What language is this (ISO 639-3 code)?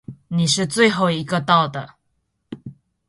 zho